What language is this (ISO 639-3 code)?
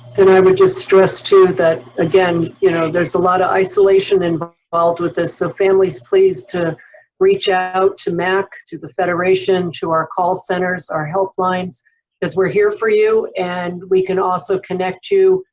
eng